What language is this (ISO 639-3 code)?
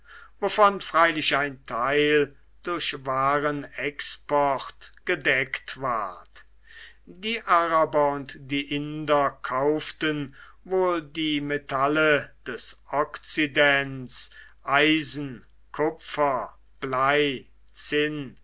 deu